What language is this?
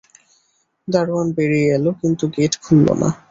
Bangla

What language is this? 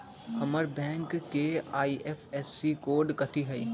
Magahi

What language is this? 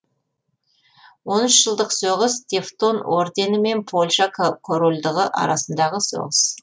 Kazakh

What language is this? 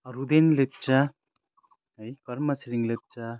Nepali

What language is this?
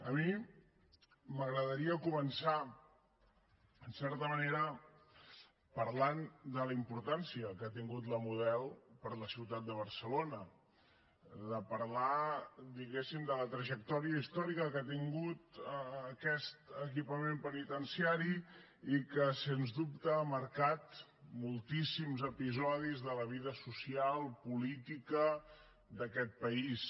Catalan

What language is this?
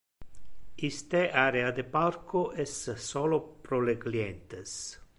Interlingua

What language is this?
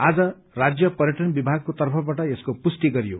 Nepali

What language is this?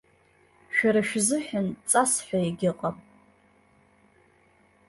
Abkhazian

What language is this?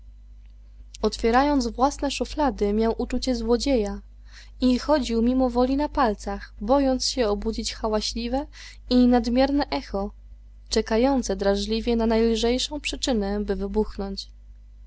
Polish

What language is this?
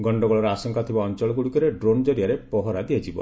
Odia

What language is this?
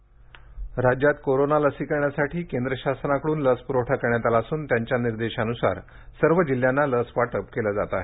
Marathi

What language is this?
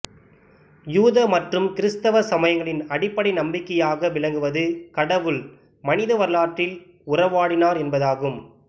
Tamil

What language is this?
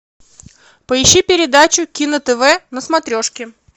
Russian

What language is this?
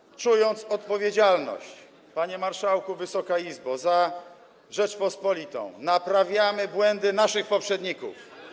Polish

